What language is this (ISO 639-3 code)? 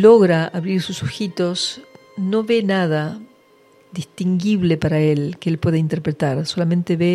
spa